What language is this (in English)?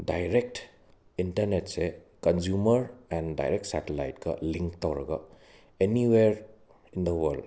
Manipuri